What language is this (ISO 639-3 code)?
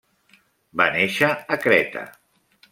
cat